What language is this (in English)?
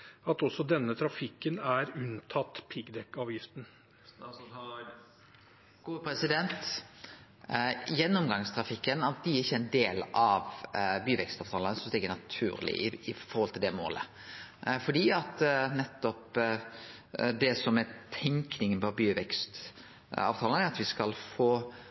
Norwegian